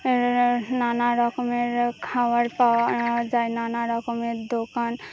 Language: Bangla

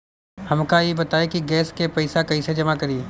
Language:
Bhojpuri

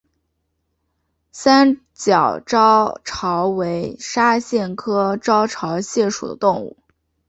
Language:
Chinese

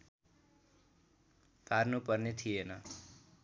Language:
Nepali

